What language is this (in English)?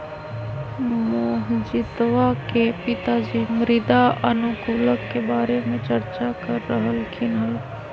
Magahi